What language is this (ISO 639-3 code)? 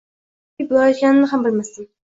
uzb